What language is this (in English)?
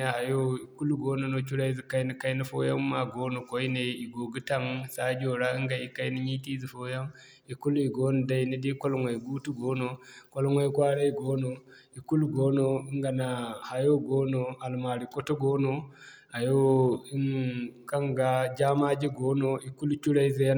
Zarma